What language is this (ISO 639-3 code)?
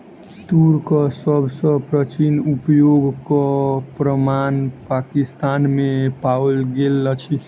mai